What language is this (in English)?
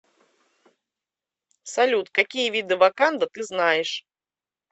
Russian